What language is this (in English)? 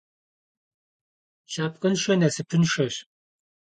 Kabardian